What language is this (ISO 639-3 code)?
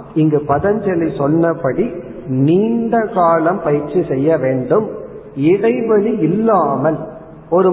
tam